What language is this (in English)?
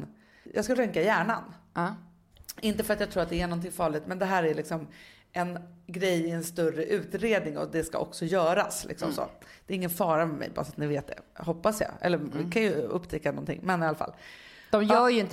Swedish